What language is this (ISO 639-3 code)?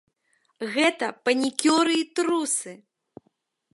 bel